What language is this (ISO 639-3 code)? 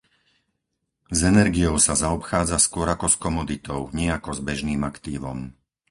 slk